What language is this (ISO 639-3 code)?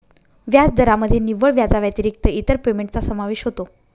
mar